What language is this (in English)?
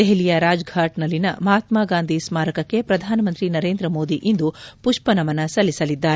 Kannada